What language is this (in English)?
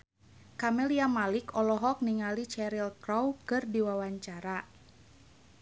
Sundanese